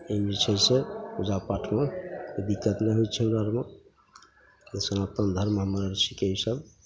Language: Maithili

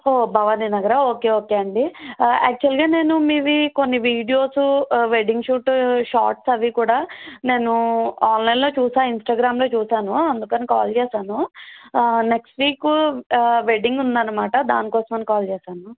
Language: Telugu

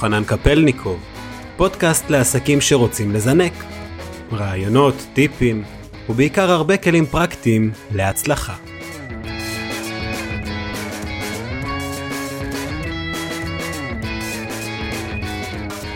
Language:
Hebrew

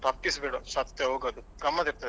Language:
Kannada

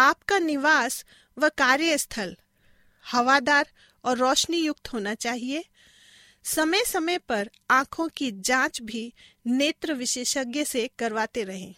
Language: Hindi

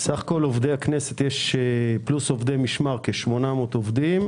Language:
Hebrew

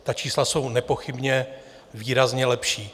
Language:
Czech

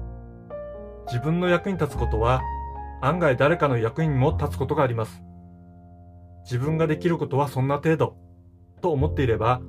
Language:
Japanese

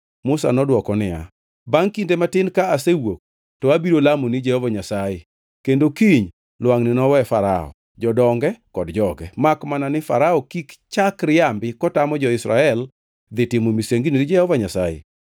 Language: Luo (Kenya and Tanzania)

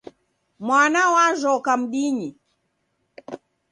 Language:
Taita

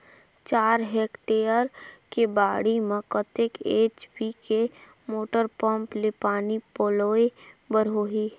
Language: Chhattisgarhi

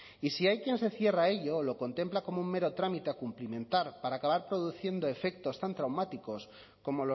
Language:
Spanish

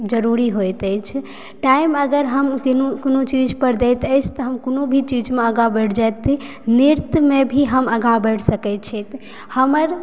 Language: Maithili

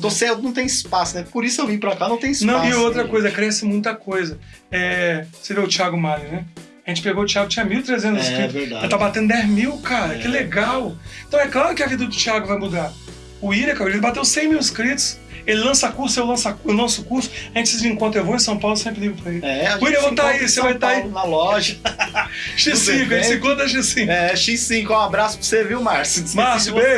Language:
Portuguese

